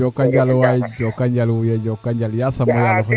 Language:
Serer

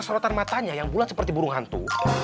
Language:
Indonesian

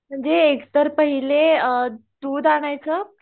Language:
Marathi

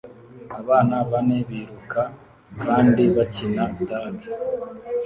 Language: Kinyarwanda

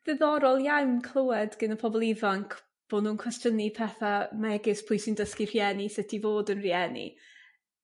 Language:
Welsh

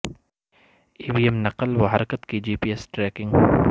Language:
Urdu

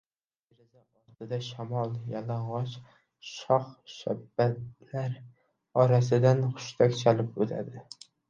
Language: Uzbek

